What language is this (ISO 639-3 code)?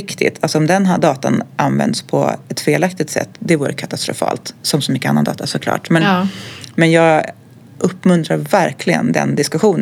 swe